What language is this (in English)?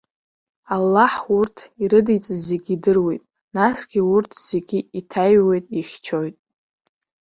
Abkhazian